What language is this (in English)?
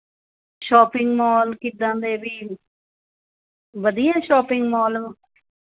Punjabi